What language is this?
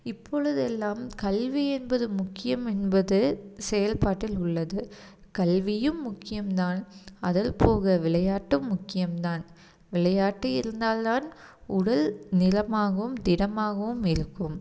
Tamil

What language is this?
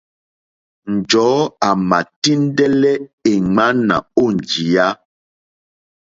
Mokpwe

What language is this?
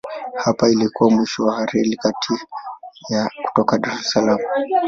Swahili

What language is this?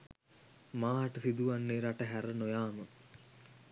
Sinhala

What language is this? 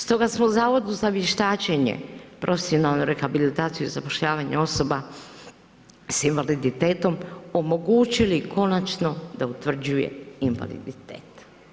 Croatian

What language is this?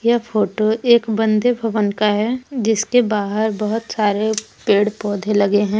Hindi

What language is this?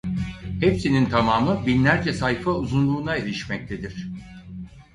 Turkish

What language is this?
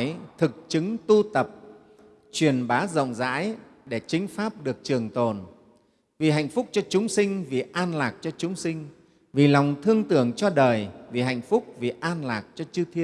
Vietnamese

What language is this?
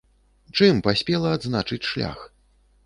Belarusian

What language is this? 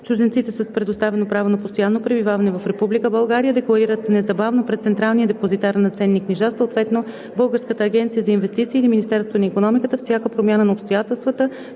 Bulgarian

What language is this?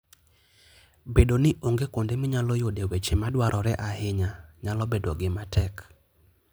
Luo (Kenya and Tanzania)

